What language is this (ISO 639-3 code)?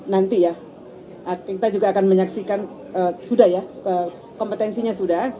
ind